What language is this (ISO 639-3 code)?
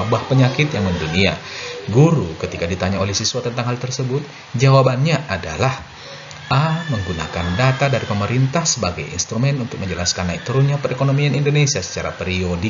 ind